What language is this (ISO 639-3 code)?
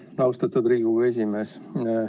est